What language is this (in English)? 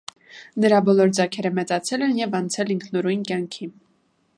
Armenian